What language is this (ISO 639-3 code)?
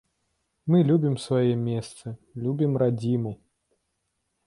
bel